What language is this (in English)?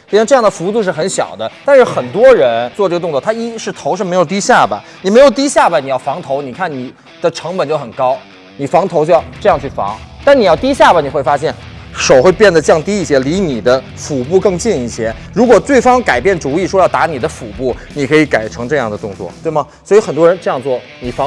Chinese